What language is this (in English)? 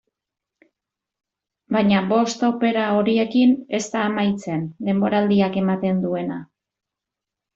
Basque